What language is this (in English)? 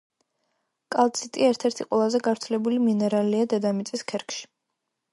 Georgian